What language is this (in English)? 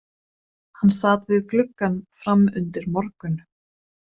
Icelandic